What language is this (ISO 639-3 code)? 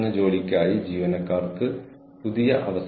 mal